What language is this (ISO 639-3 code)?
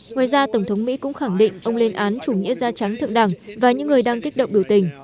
vie